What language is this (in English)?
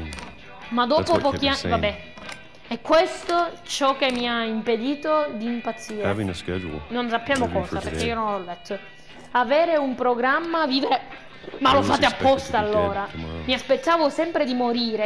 Italian